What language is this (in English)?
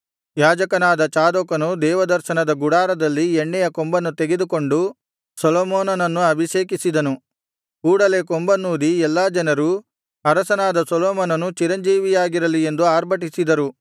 Kannada